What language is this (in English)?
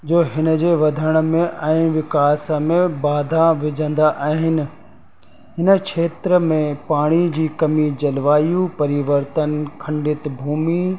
Sindhi